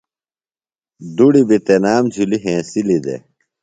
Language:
Phalura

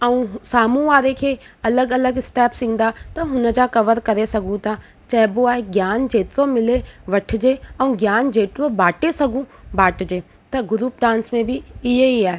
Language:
Sindhi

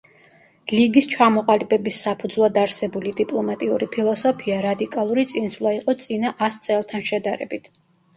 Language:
Georgian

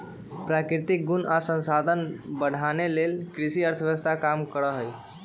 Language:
Magahi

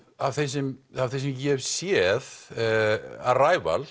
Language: Icelandic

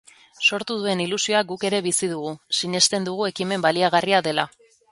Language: Basque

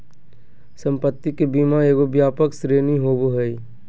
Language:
Magahi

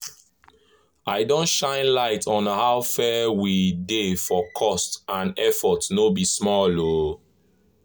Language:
Nigerian Pidgin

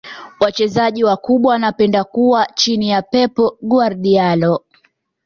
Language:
Swahili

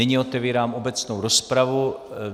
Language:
Czech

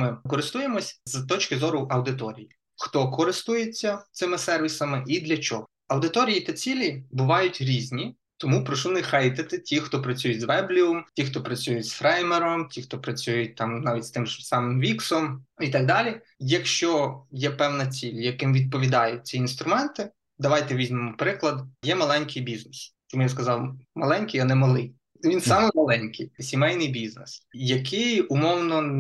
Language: Ukrainian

